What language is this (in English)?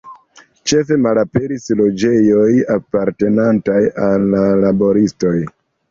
Esperanto